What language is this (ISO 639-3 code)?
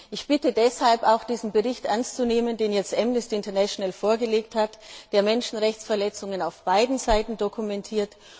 deu